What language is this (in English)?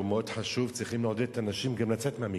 Hebrew